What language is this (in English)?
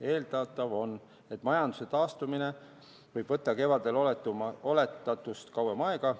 Estonian